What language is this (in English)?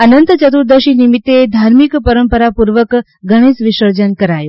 Gujarati